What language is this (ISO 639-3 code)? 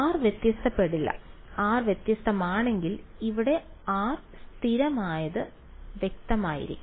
mal